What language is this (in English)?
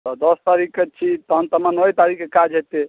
Maithili